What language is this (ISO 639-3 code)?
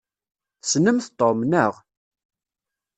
kab